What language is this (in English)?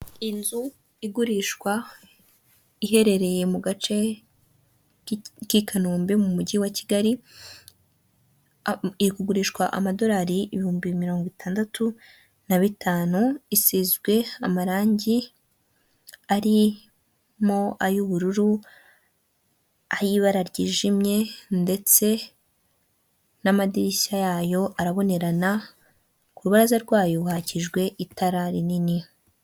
Kinyarwanda